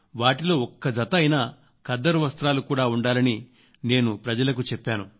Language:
Telugu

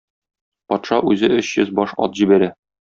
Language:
Tatar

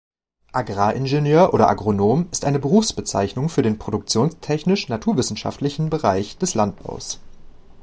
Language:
German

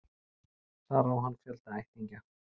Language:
Icelandic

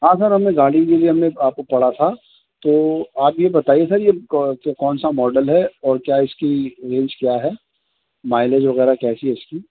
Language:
Urdu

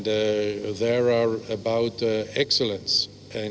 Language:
Indonesian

